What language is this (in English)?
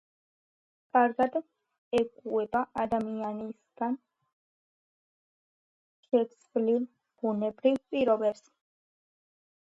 Georgian